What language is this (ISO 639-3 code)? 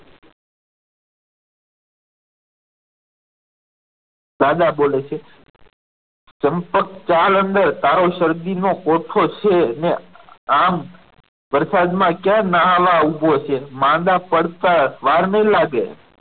guj